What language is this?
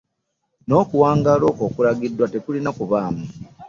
Ganda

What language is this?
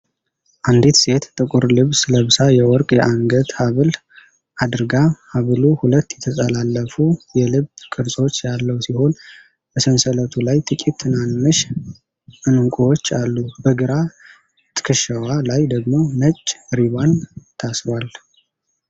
Amharic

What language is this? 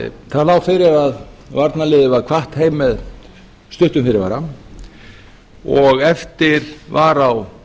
Icelandic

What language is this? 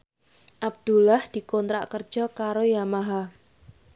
Javanese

